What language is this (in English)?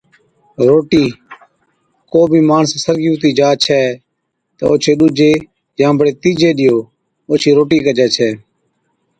Od